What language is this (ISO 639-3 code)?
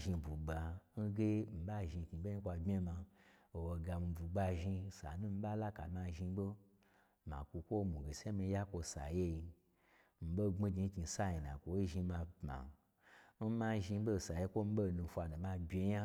gbr